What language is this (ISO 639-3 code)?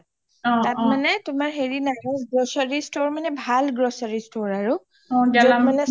asm